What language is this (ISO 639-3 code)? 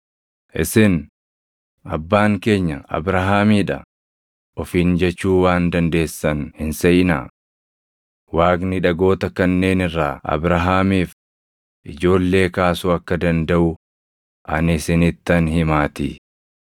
orm